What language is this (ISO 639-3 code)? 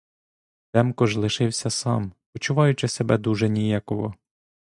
ukr